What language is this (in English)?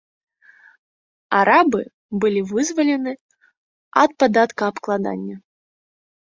Belarusian